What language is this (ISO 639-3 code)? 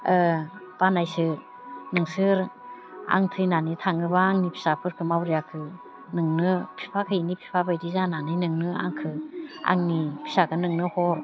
brx